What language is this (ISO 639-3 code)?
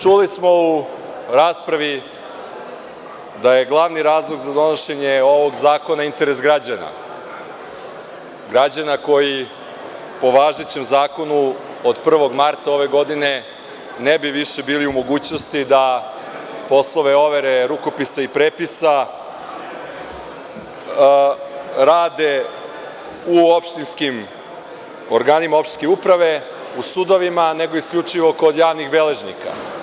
srp